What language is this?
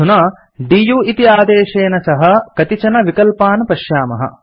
Sanskrit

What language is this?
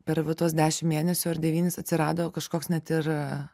Lithuanian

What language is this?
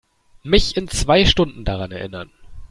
German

